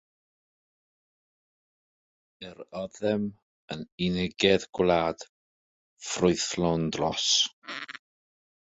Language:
Welsh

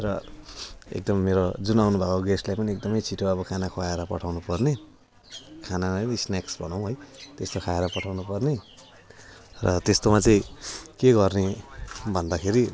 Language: Nepali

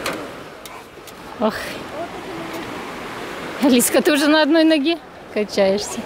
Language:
Russian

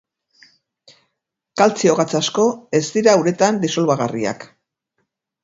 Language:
Basque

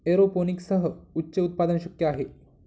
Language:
Marathi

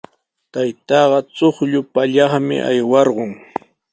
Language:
Sihuas Ancash Quechua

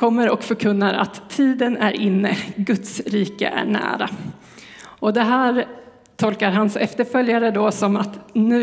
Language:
Swedish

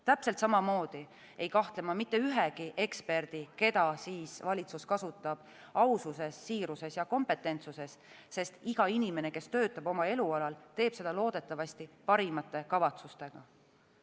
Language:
Estonian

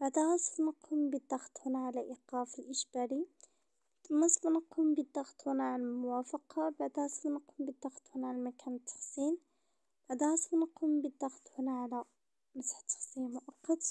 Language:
Arabic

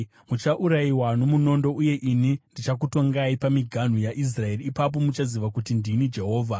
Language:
Shona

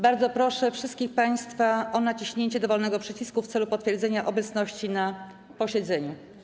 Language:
Polish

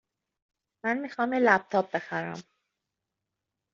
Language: Persian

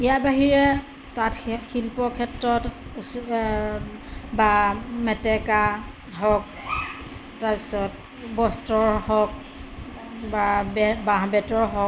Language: Assamese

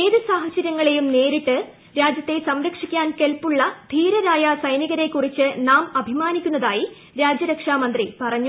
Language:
Malayalam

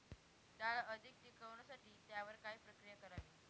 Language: Marathi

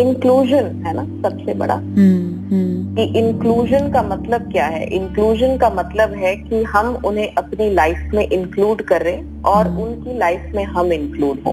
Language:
Hindi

